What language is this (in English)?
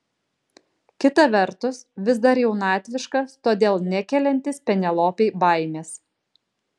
Lithuanian